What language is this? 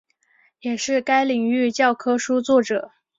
Chinese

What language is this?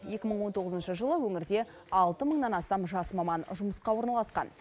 Kazakh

